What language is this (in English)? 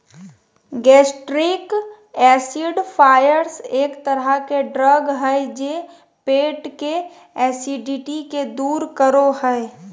Magahi